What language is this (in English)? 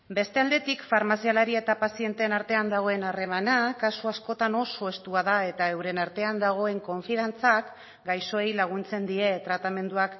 Basque